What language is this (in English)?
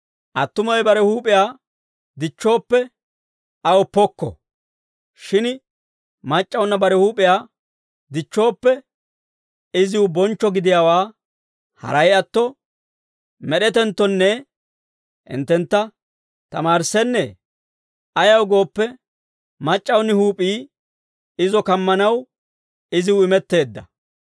Dawro